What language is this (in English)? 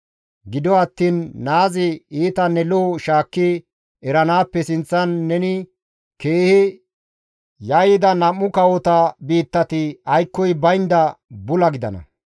Gamo